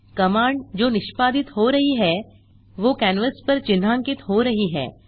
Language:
Hindi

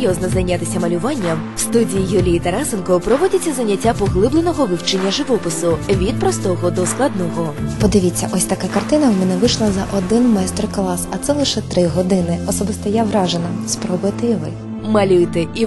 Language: Ukrainian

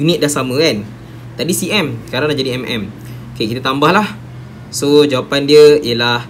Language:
Malay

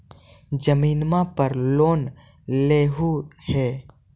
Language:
Magahi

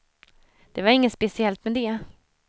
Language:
Swedish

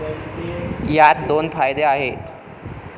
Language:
Marathi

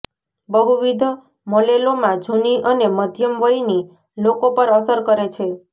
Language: Gujarati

